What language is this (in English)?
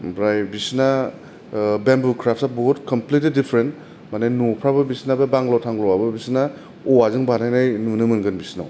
Bodo